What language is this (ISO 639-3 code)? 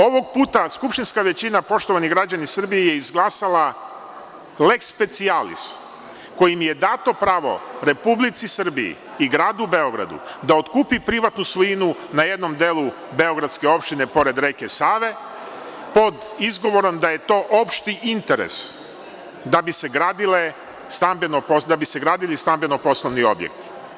srp